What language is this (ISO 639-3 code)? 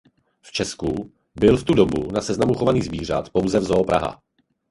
ces